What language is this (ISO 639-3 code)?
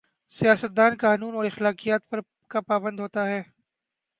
urd